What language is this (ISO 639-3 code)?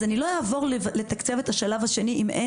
heb